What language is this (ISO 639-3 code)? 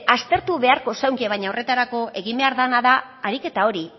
eus